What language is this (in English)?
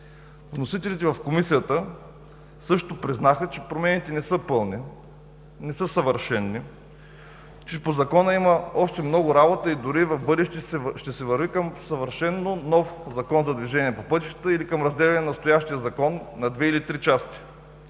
Bulgarian